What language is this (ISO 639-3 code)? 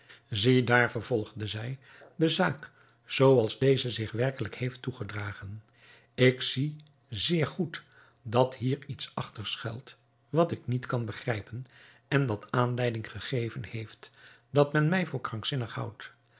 nld